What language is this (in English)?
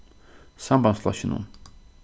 Faroese